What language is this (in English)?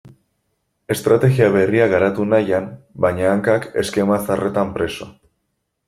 Basque